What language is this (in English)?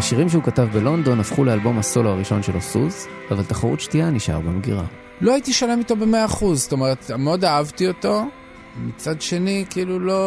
Hebrew